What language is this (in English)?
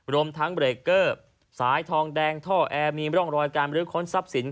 Thai